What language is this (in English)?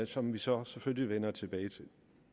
Danish